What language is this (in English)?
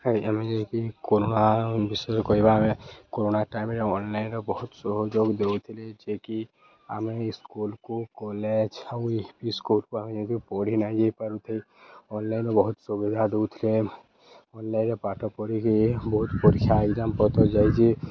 Odia